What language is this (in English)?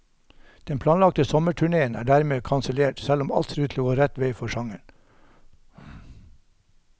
Norwegian